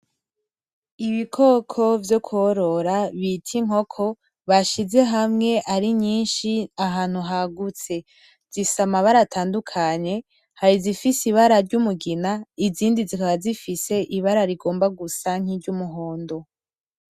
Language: Rundi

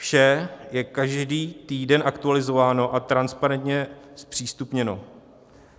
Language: Czech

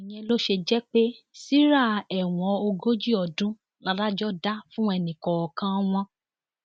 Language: Yoruba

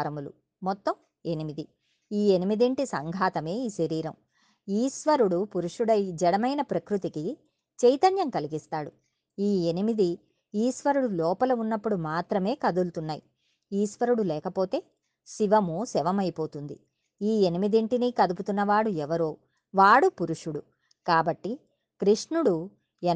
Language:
Telugu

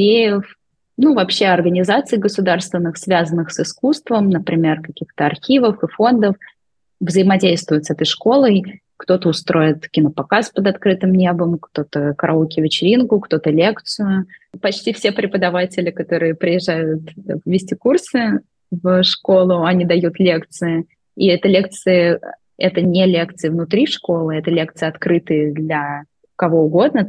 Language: Russian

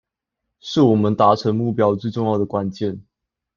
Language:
Chinese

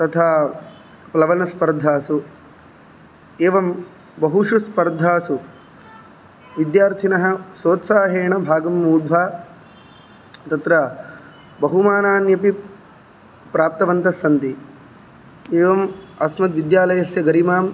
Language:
Sanskrit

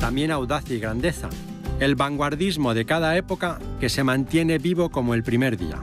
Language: Spanish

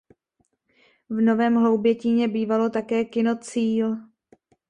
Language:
Czech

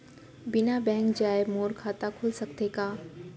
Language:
Chhattisgarhi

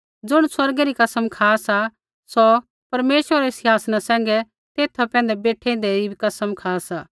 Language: Kullu Pahari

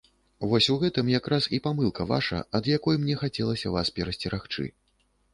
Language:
Belarusian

